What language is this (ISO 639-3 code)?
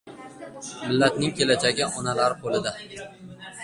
uzb